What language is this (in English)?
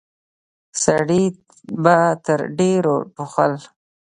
Pashto